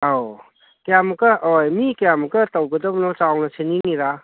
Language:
Manipuri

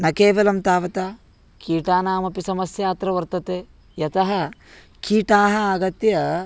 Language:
Sanskrit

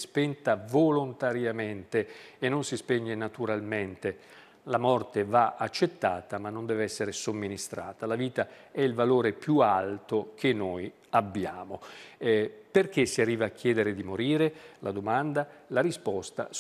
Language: Italian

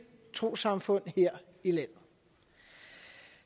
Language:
Danish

